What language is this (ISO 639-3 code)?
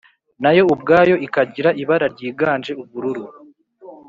kin